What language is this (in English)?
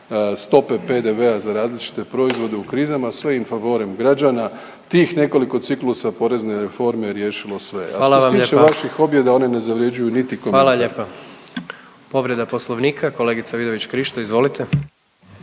Croatian